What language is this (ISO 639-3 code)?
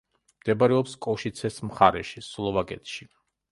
kat